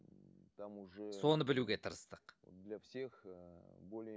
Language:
Kazakh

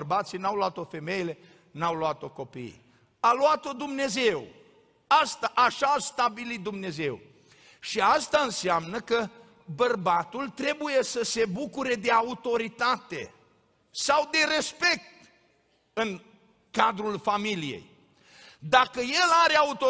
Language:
Romanian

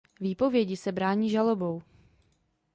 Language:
Czech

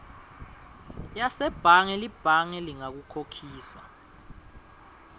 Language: Swati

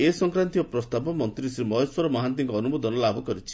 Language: Odia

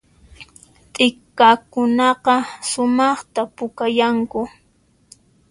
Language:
Puno Quechua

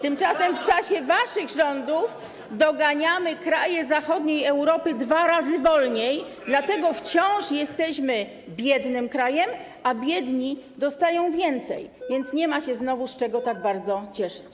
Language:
Polish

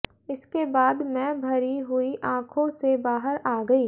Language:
Hindi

